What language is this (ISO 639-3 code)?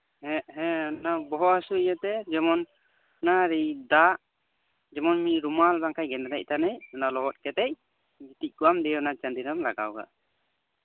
sat